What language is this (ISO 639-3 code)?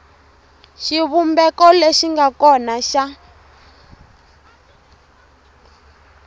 tso